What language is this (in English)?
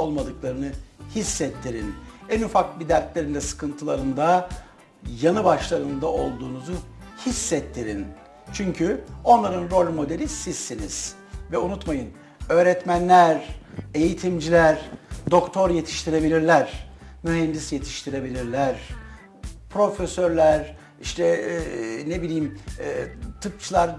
Turkish